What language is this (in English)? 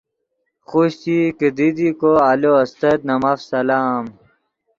Yidgha